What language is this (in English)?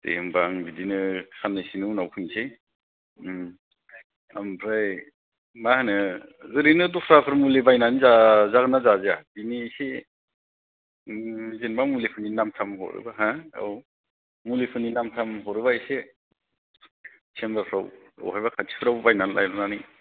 Bodo